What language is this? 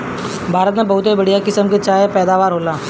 Bhojpuri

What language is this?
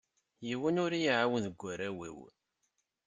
Kabyle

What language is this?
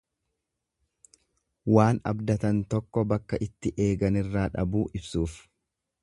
Oromo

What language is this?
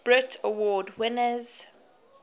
English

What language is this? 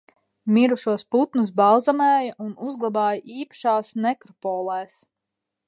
Latvian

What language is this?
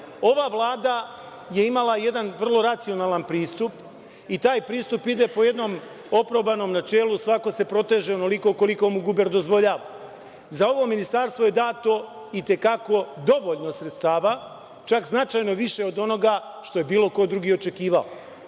Serbian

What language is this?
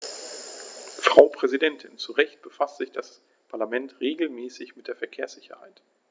German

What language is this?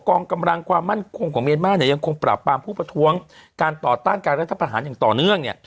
Thai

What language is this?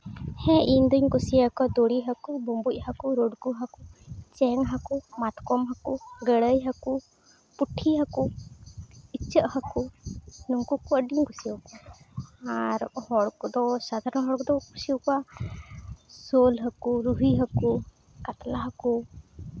Santali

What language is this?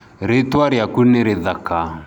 Kikuyu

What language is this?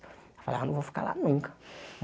Portuguese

